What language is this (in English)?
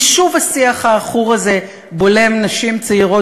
Hebrew